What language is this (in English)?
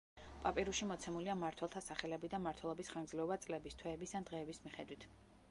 Georgian